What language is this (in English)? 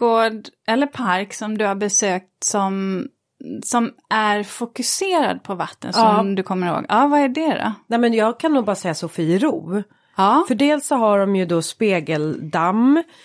Swedish